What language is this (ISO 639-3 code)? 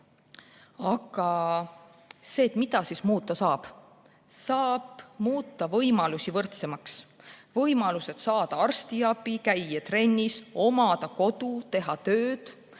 est